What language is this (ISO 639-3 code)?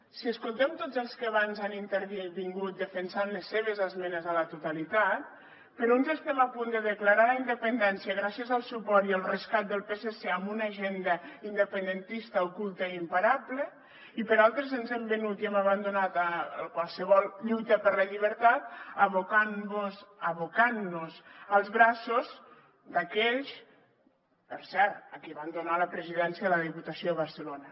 cat